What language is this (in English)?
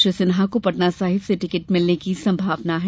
Hindi